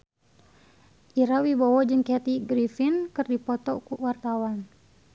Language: Sundanese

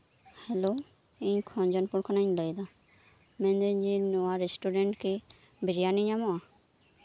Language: Santali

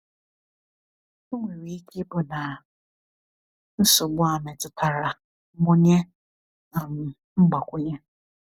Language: Igbo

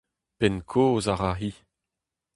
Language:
Breton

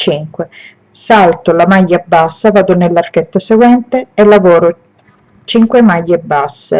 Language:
Italian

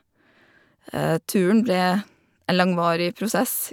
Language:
Norwegian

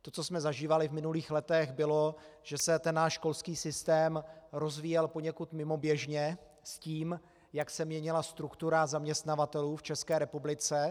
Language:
Czech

